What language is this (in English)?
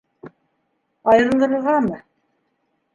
Bashkir